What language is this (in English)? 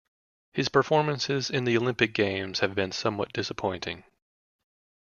English